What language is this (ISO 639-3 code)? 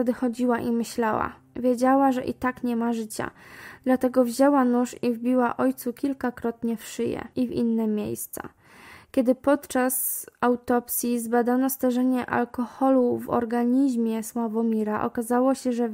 pol